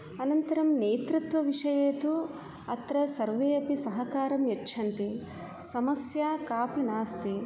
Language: Sanskrit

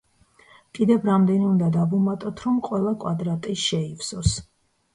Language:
Georgian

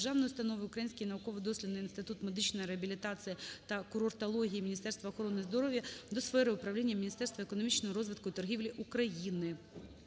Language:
Ukrainian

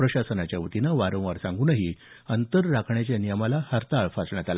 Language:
Marathi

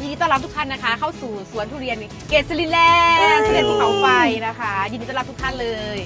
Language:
Thai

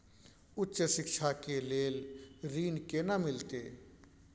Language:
Maithili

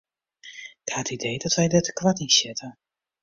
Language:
Western Frisian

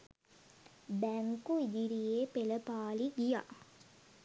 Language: Sinhala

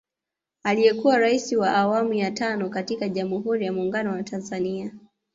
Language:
Swahili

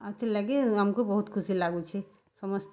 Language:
Odia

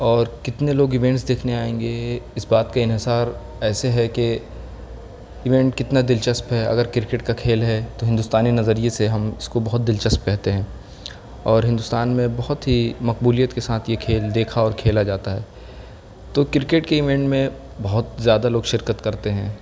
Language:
Urdu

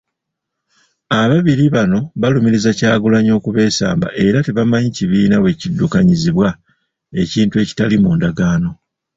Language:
Ganda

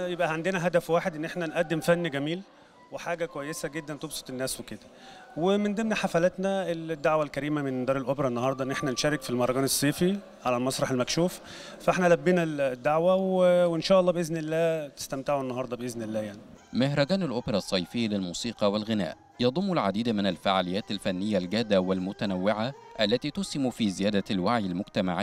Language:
Arabic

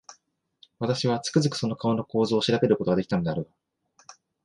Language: Japanese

